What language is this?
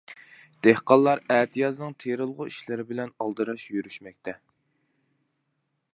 Uyghur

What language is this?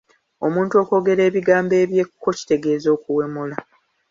Ganda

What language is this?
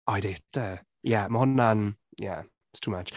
Welsh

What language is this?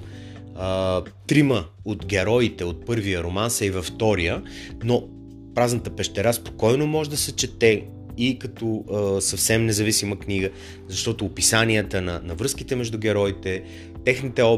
Bulgarian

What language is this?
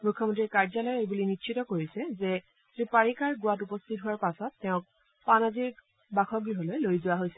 Assamese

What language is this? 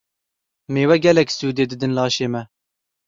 Kurdish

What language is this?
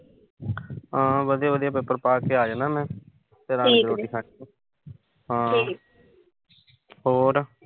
Punjabi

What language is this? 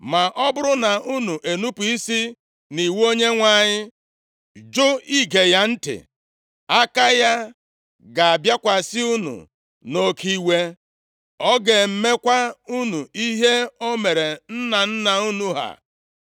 Igbo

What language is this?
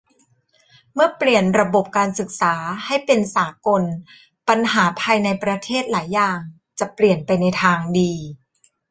Thai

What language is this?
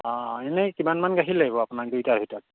Assamese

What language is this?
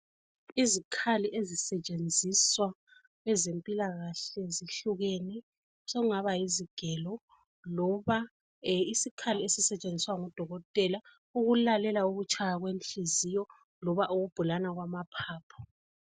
North Ndebele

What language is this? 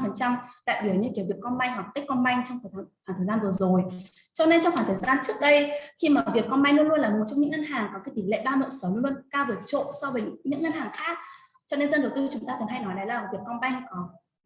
Vietnamese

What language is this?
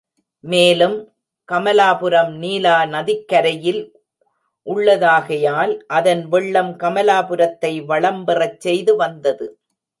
Tamil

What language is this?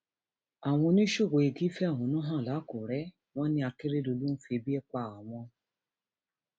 Yoruba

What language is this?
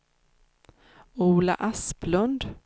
Swedish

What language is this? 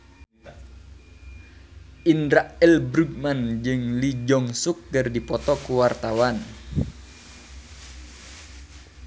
Sundanese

